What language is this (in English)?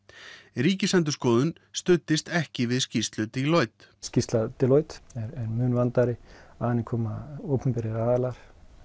Icelandic